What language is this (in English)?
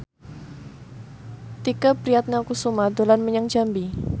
Javanese